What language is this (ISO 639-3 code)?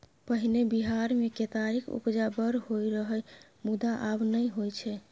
mai